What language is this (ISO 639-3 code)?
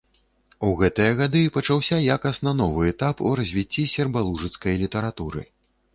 bel